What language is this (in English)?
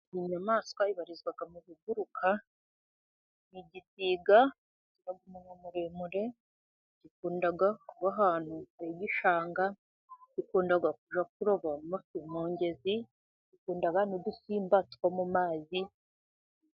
Kinyarwanda